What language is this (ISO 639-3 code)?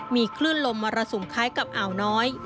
tha